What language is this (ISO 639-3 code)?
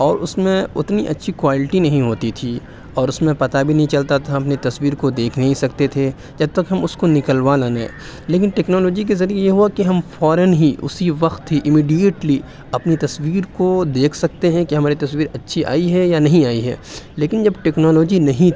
urd